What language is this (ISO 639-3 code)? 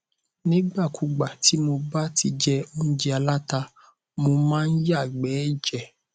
yor